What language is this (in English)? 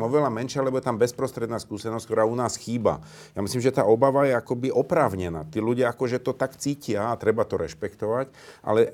Slovak